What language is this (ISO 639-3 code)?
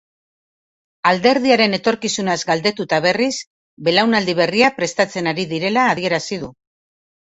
eus